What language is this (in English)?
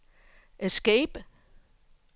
Danish